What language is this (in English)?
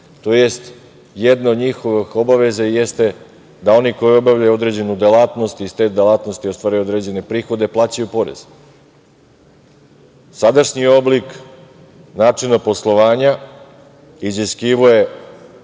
Serbian